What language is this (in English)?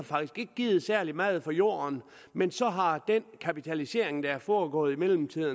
Danish